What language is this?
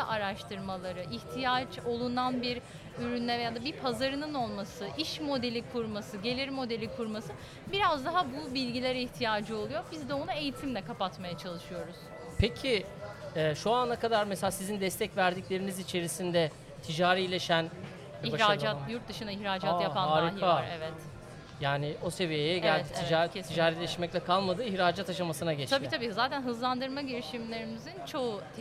Turkish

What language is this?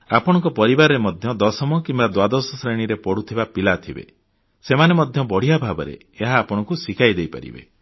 Odia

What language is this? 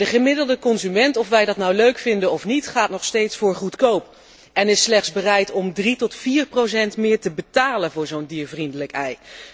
Dutch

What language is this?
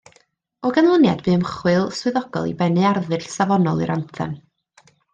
Welsh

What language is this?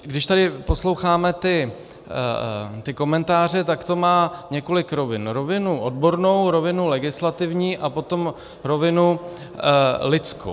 Czech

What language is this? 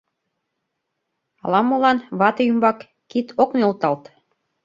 Mari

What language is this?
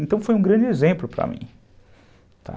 Portuguese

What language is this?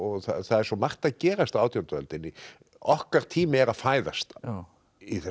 Icelandic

